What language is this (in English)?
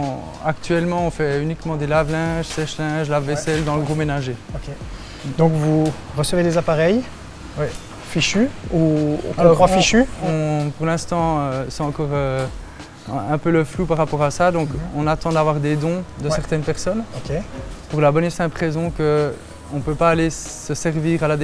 French